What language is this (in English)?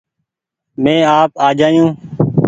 Goaria